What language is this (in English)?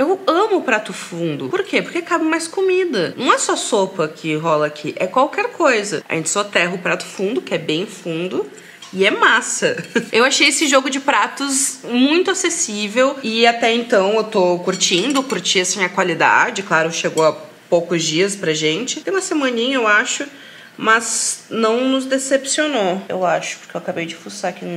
Portuguese